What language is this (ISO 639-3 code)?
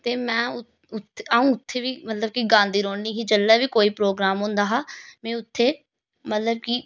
doi